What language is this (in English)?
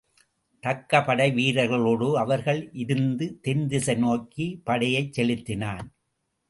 Tamil